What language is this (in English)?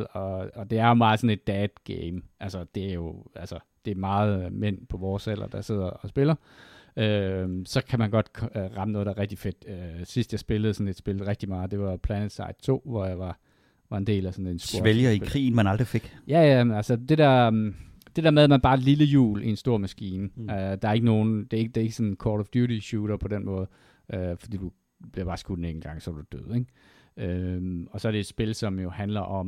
Danish